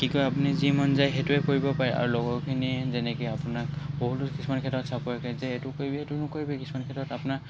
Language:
Assamese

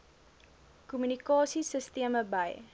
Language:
Afrikaans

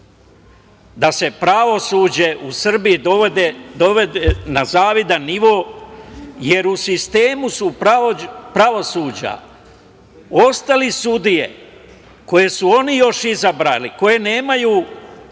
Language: Serbian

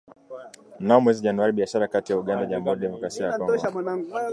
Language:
Swahili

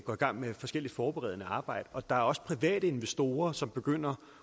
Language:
Danish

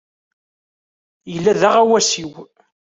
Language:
Kabyle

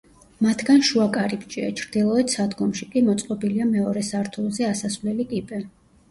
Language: Georgian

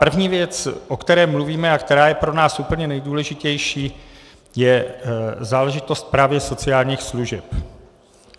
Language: Czech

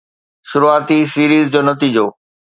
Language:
Sindhi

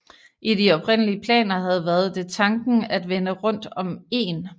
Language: Danish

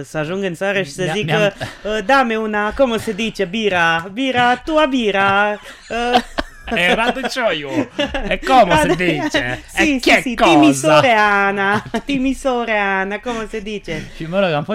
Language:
Romanian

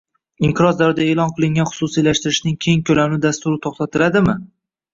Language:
Uzbek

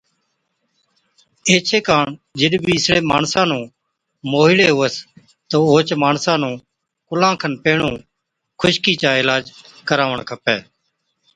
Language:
Od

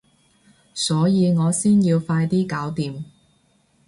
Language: Cantonese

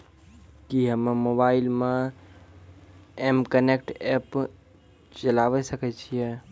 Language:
Maithili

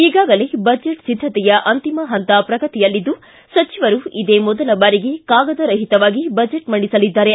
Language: Kannada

